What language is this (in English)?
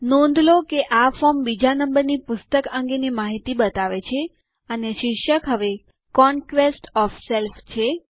Gujarati